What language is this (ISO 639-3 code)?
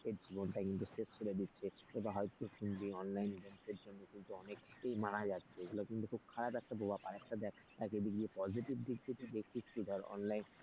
ben